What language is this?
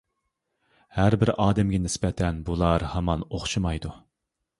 Uyghur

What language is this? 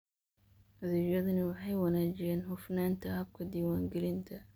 Somali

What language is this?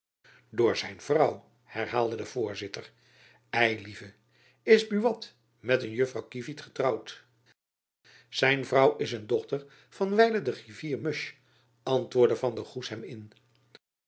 Dutch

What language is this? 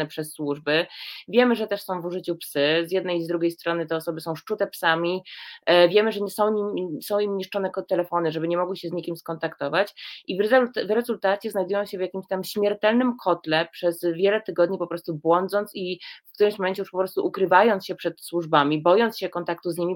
Polish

